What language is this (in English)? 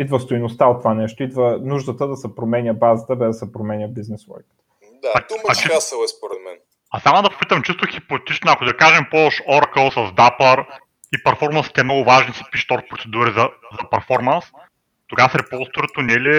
Bulgarian